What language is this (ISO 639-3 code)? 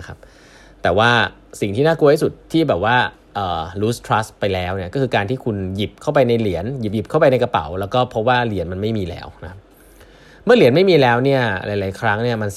tha